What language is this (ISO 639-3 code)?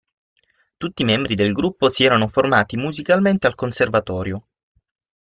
ita